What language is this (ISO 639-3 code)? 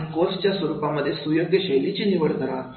mar